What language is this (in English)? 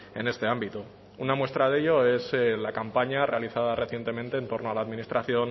Spanish